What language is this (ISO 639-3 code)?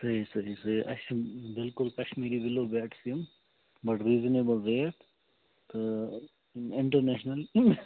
kas